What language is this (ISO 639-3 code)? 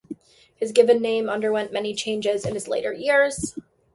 eng